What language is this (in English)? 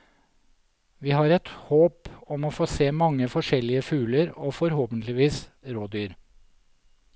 Norwegian